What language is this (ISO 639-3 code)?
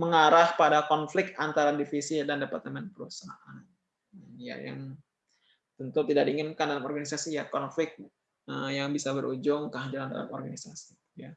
ind